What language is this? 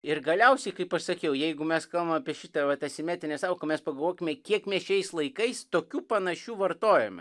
Lithuanian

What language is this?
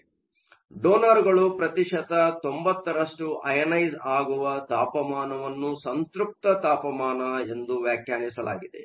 Kannada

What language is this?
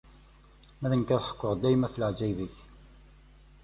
Kabyle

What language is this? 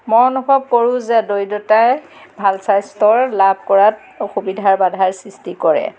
Assamese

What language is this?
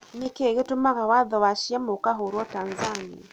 Kikuyu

